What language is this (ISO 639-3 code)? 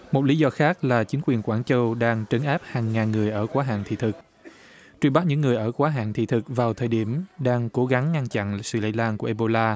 vie